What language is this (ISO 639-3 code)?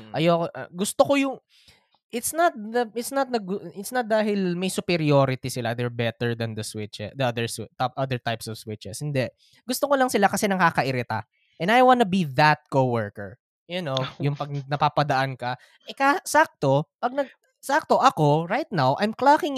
fil